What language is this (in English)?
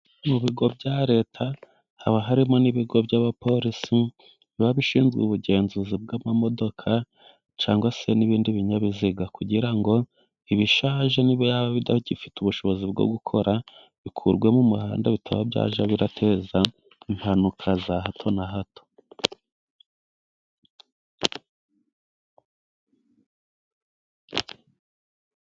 Kinyarwanda